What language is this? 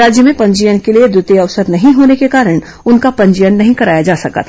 Hindi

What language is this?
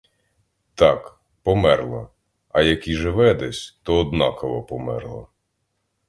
Ukrainian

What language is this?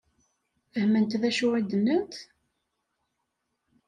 Kabyle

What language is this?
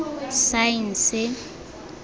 Tswana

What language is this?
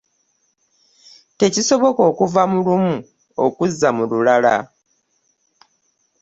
Ganda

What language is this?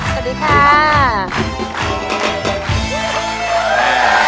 Thai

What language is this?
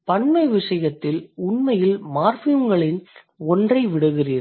Tamil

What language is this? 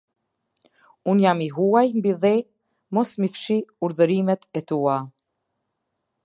Albanian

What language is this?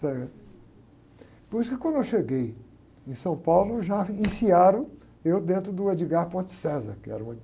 Portuguese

